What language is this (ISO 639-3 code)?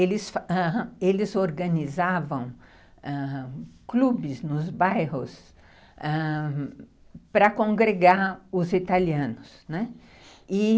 por